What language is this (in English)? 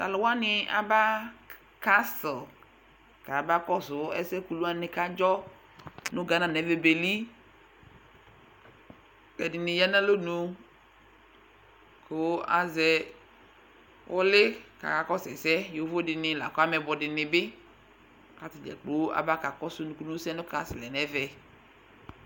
Ikposo